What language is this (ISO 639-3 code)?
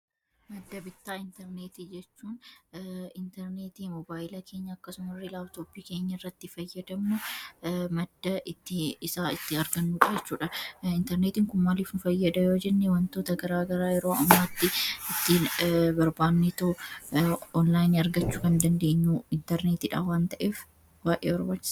orm